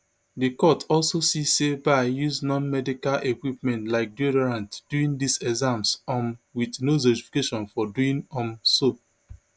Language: Nigerian Pidgin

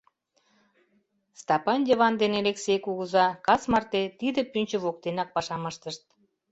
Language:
Mari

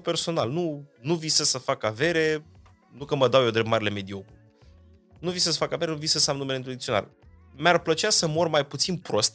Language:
Romanian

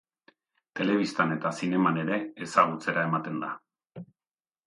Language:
Basque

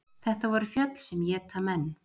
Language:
Icelandic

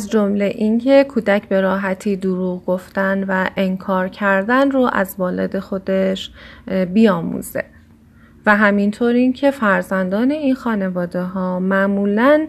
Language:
Persian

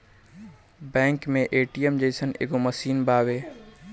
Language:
Bhojpuri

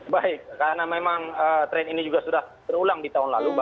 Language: Indonesian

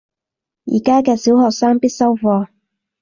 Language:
Cantonese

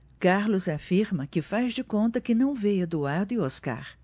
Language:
Portuguese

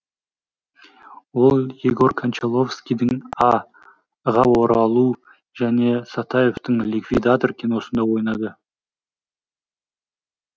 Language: Kazakh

